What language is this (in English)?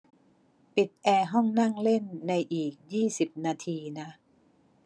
Thai